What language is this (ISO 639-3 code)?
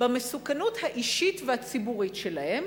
heb